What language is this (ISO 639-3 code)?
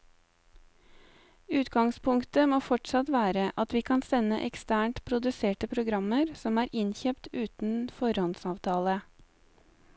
nor